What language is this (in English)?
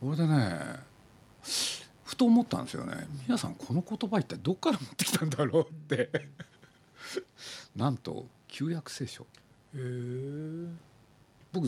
Japanese